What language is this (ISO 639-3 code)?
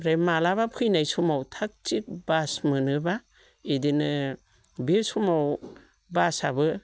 brx